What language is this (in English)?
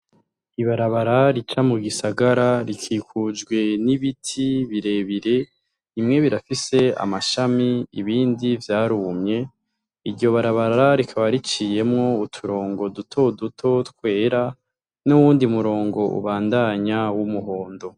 Rundi